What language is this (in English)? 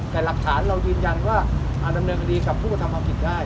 Thai